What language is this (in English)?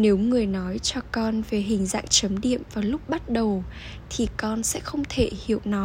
Vietnamese